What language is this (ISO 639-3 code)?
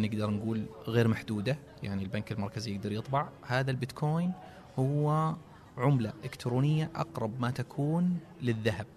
ara